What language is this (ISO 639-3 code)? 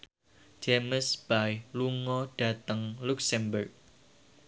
jav